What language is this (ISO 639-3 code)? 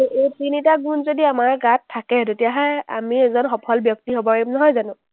asm